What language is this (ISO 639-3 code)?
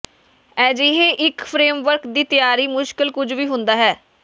pan